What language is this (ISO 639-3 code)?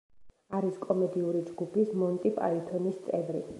kat